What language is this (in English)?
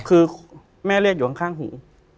Thai